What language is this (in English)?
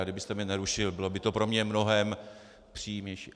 Czech